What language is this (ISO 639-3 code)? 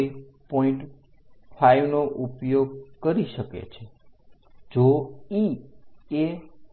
guj